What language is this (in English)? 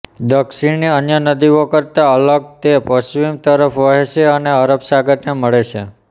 Gujarati